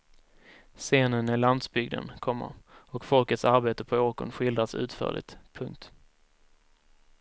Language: Swedish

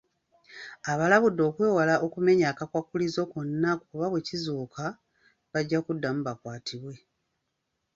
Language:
Ganda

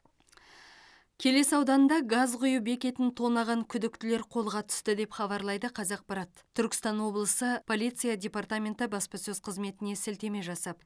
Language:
Kazakh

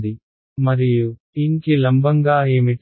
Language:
Telugu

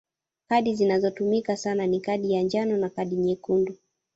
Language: Swahili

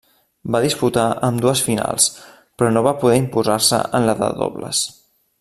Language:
Catalan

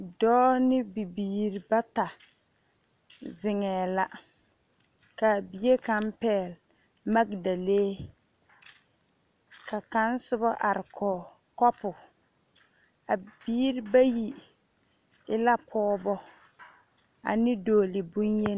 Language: Southern Dagaare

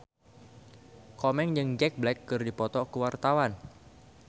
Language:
Sundanese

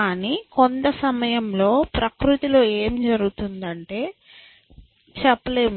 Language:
Telugu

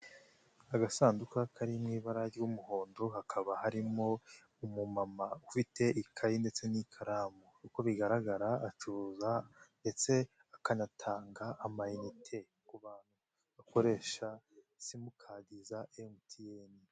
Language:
Kinyarwanda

